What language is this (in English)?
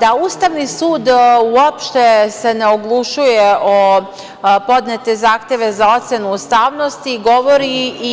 Serbian